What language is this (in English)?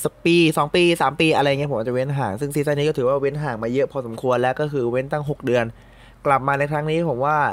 Thai